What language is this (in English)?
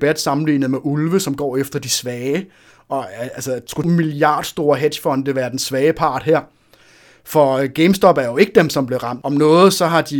Danish